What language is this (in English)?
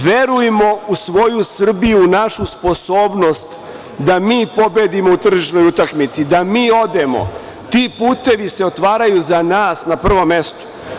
Serbian